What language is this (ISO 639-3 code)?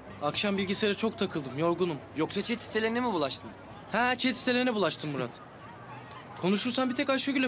tur